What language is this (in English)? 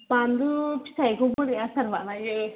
Bodo